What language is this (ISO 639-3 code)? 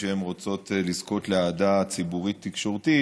heb